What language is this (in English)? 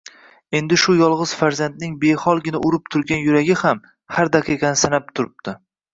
Uzbek